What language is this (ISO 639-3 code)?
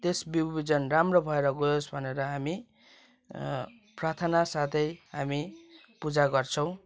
nep